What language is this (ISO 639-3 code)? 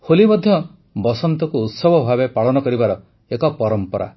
ori